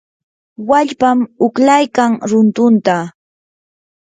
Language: Yanahuanca Pasco Quechua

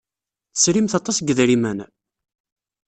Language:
Kabyle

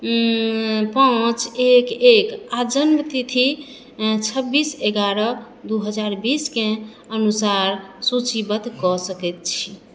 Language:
Maithili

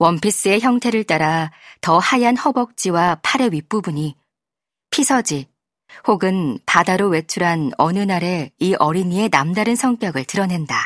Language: Korean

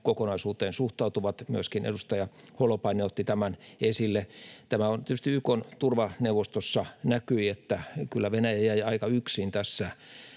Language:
Finnish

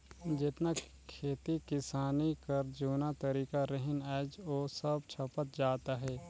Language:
Chhattisgarhi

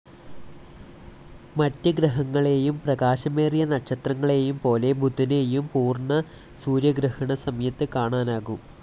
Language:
Malayalam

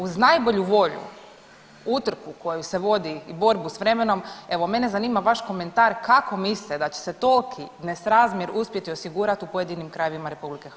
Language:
Croatian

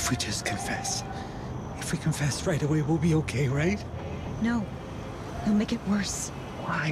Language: English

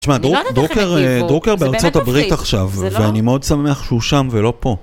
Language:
Hebrew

